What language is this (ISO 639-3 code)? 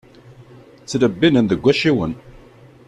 kab